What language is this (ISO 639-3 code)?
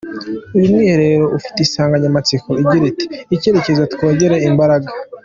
kin